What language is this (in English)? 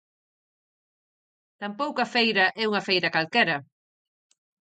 Galician